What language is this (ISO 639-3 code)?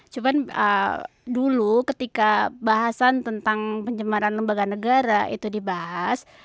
ind